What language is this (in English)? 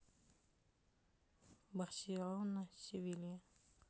Russian